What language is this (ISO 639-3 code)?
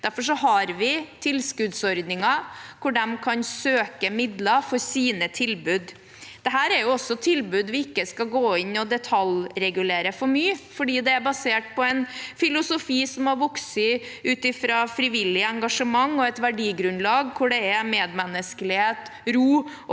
nor